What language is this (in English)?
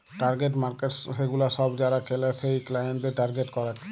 Bangla